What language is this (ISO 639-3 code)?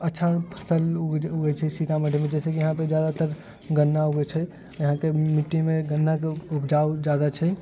mai